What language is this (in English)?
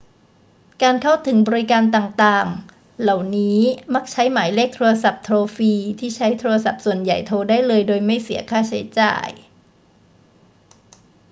Thai